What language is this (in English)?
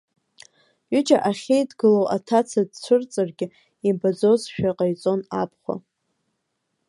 Abkhazian